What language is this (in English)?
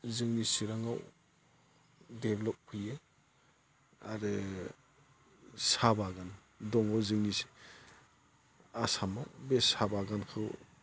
Bodo